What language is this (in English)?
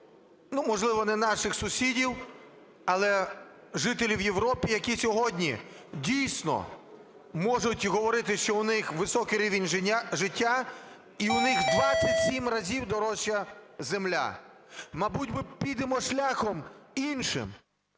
Ukrainian